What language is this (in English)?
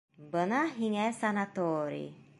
Bashkir